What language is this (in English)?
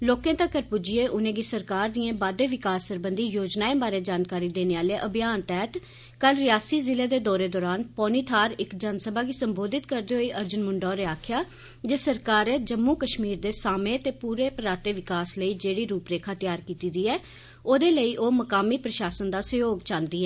Dogri